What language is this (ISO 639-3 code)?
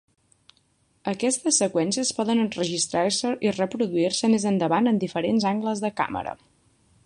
cat